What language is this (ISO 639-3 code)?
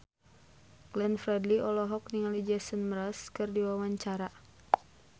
sun